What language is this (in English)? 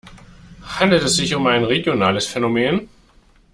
German